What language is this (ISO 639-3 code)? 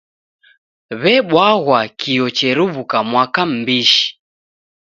dav